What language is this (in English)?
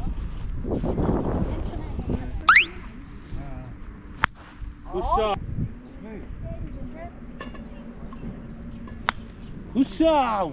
Korean